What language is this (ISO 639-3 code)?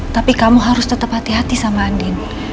ind